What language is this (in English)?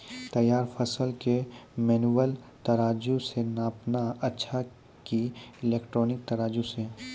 Maithili